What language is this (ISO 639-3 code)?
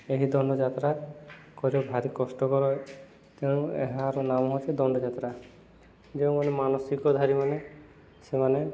ori